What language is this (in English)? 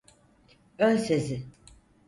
Turkish